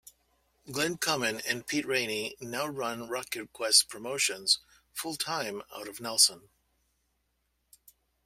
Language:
English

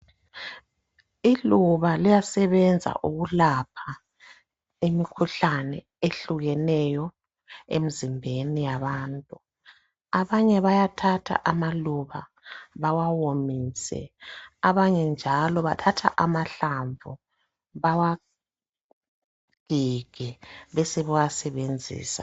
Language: North Ndebele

